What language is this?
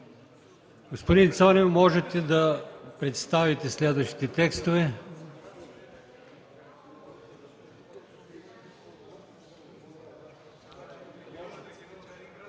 Bulgarian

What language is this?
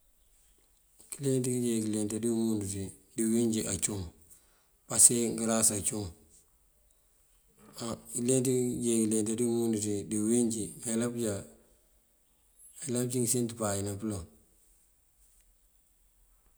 Mandjak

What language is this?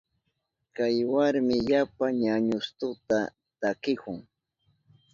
Southern Pastaza Quechua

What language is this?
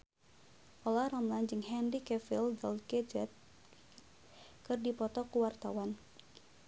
Sundanese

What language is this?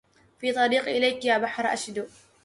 Arabic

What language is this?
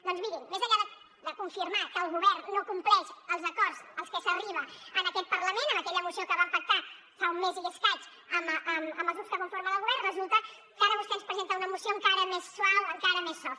Catalan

